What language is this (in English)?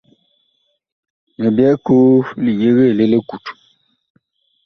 Bakoko